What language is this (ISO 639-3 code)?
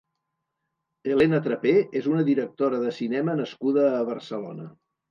cat